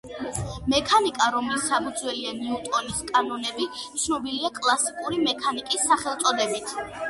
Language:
Georgian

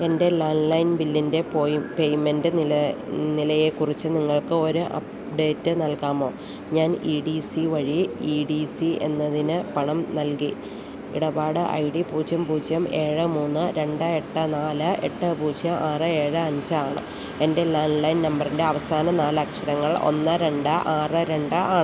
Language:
Malayalam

